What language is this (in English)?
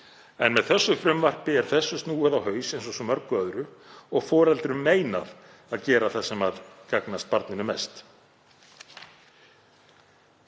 Icelandic